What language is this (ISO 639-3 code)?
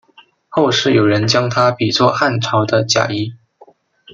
zho